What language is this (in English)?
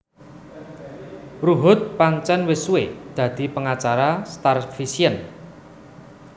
Javanese